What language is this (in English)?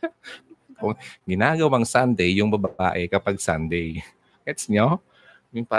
Filipino